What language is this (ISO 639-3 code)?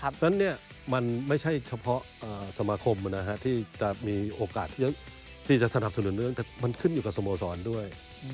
tha